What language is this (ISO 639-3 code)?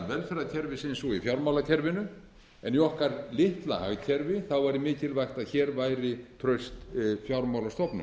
isl